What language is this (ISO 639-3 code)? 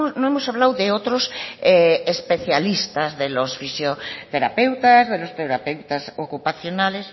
spa